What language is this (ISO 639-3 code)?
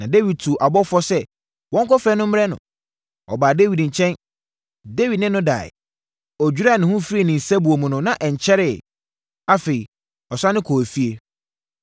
aka